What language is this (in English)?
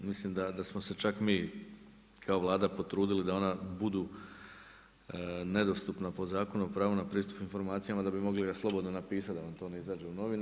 Croatian